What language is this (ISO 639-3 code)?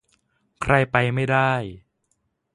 tha